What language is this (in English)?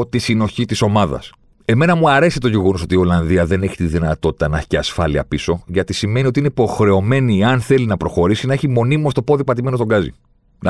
Greek